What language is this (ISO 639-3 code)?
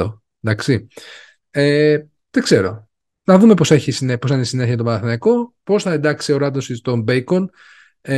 ell